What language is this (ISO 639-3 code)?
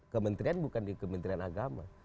ind